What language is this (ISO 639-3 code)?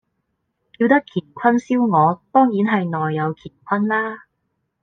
yue